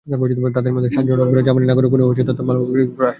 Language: Bangla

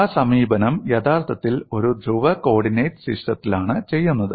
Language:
Malayalam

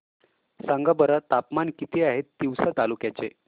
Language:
Marathi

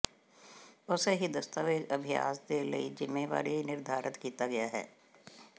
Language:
Punjabi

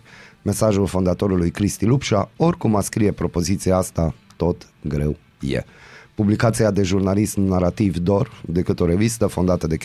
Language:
Romanian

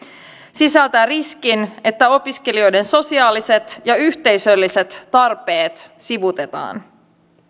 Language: Finnish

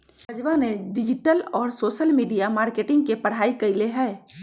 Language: Magahi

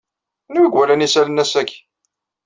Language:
Kabyle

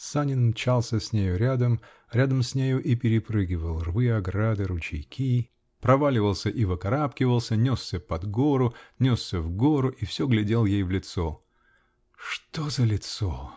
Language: Russian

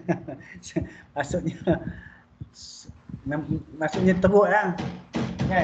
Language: Malay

